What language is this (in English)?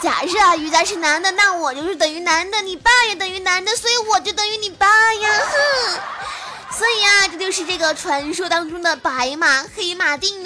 Chinese